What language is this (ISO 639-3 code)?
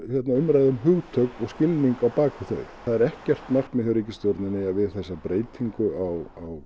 isl